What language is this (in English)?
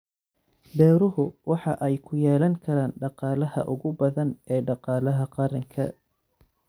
Somali